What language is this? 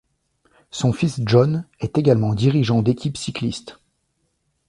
French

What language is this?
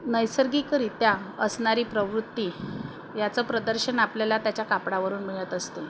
Marathi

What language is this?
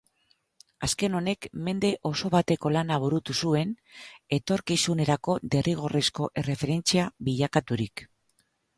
Basque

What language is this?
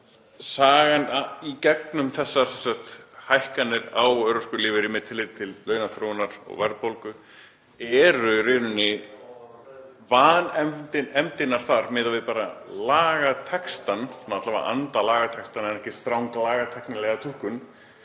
Icelandic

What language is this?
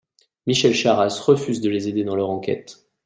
French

